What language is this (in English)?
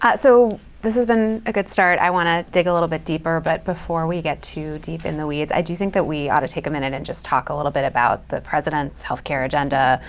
English